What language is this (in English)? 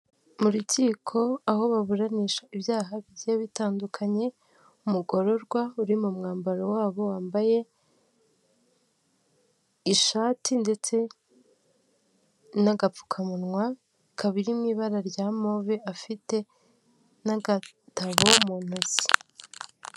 Kinyarwanda